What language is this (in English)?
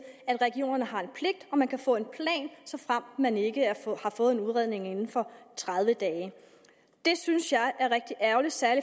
Danish